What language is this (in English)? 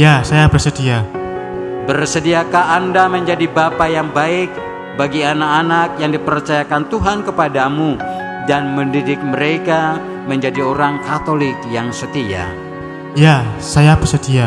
Indonesian